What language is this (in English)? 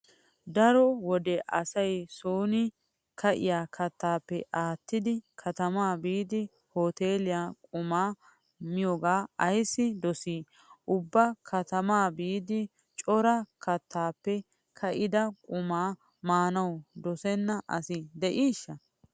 Wolaytta